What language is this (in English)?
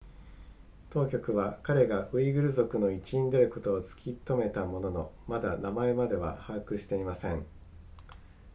Japanese